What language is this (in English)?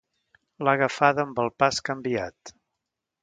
Catalan